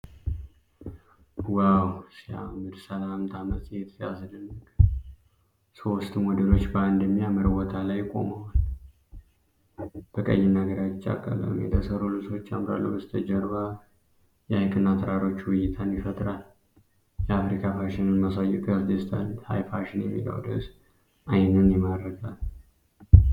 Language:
Amharic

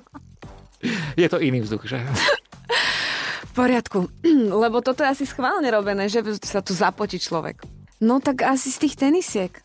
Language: Slovak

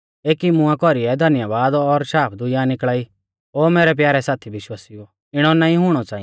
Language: Mahasu Pahari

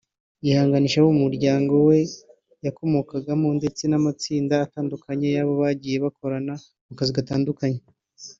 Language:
Kinyarwanda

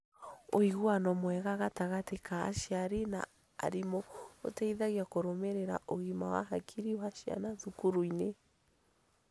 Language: Kikuyu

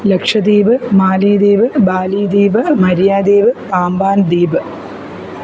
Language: Malayalam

